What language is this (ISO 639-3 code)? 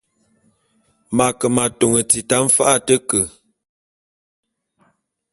bum